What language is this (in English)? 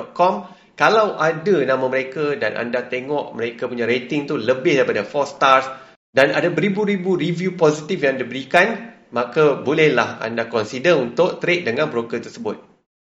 Malay